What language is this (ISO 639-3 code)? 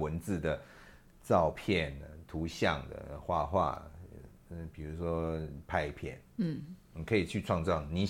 zho